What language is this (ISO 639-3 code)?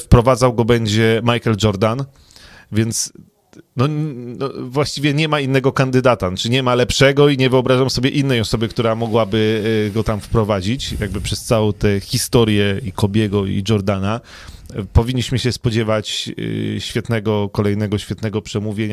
pol